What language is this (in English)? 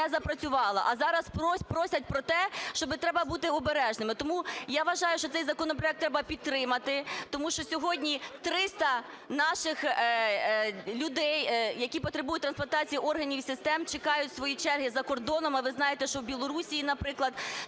Ukrainian